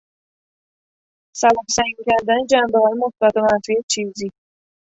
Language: Persian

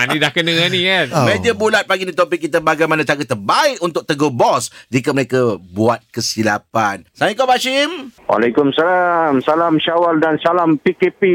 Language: Malay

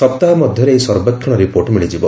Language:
Odia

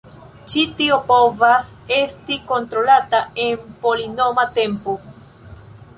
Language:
Esperanto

